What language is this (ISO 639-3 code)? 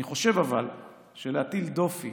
heb